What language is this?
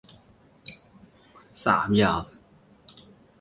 Chinese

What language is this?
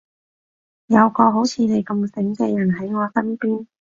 Cantonese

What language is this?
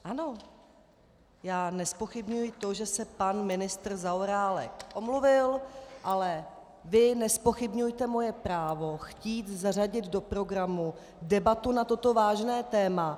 Czech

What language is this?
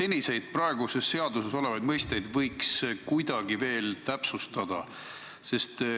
Estonian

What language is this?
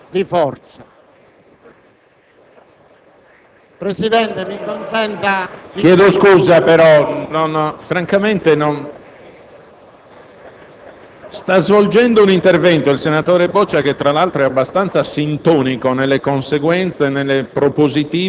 Italian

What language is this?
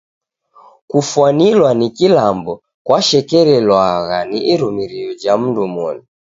Taita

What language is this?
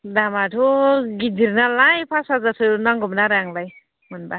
Bodo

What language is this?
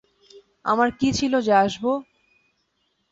Bangla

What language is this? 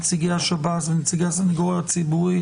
Hebrew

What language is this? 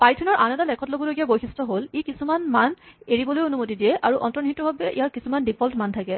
Assamese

